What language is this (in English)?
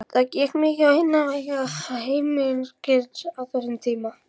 Icelandic